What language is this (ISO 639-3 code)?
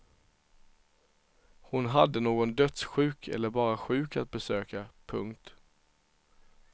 swe